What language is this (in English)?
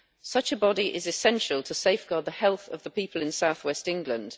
English